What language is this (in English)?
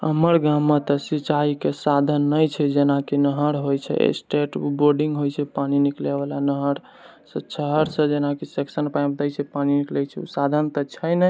Maithili